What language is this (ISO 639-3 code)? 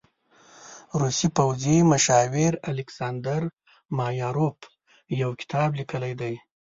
pus